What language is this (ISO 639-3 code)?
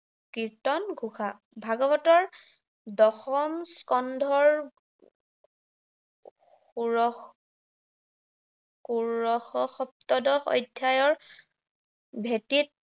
asm